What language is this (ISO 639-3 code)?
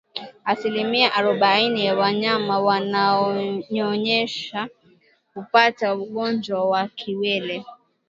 swa